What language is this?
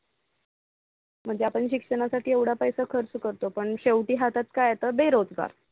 Marathi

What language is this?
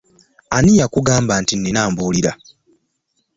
Ganda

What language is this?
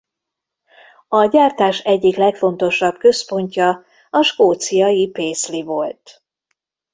Hungarian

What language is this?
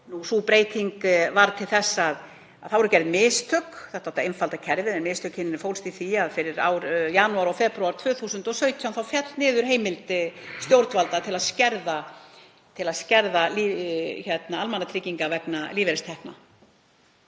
Icelandic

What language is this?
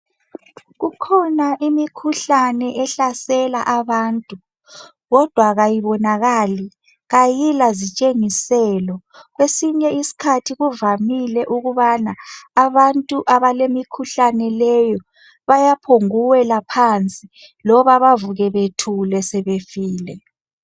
North Ndebele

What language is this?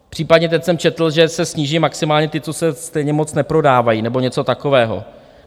Czech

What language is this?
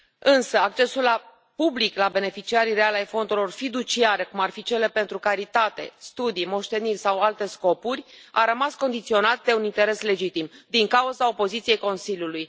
Romanian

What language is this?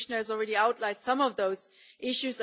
English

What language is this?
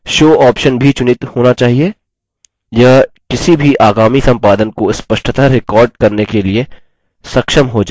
Hindi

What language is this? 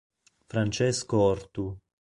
Italian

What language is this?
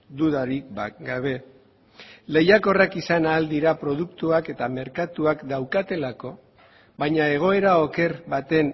Basque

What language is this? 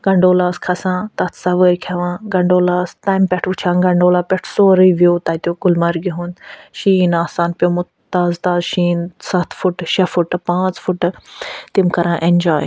Kashmiri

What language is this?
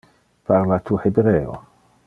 Interlingua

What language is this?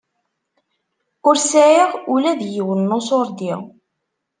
Kabyle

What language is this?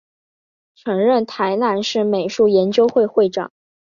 Chinese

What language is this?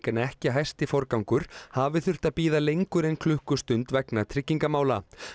Icelandic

